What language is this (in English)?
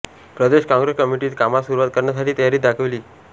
Marathi